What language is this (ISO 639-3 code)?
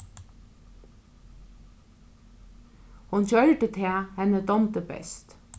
fao